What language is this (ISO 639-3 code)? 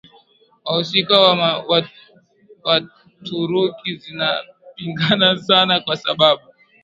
swa